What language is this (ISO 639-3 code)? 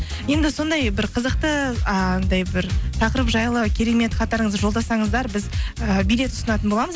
kaz